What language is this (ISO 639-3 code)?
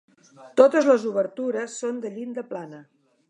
cat